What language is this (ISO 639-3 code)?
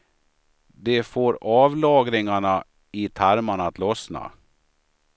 swe